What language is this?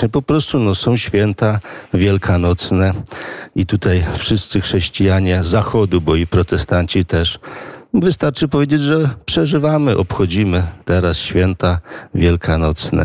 Polish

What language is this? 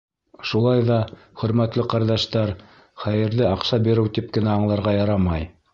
Bashkir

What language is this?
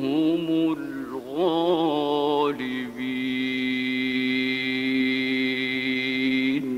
Arabic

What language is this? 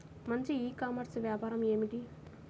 Telugu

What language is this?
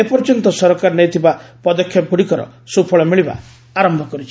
Odia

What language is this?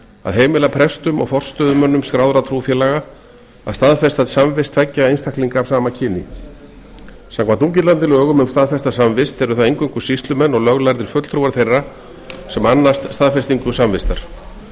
Icelandic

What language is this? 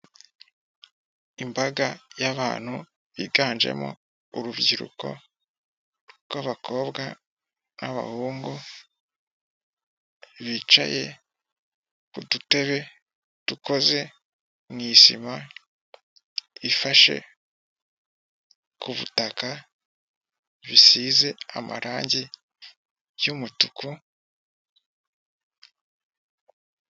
Kinyarwanda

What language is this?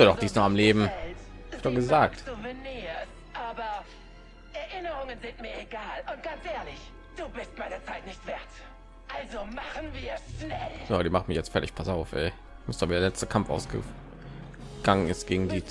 German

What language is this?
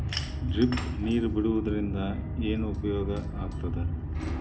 Kannada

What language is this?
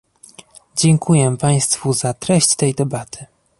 Polish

